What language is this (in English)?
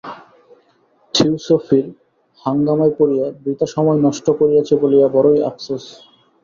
Bangla